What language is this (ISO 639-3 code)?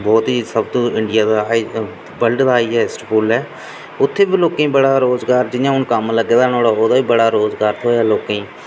doi